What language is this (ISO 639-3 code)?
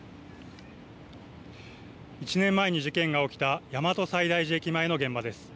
jpn